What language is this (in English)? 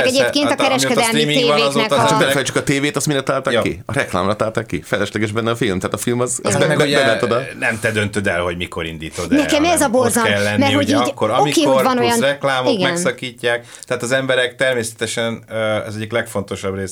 Hungarian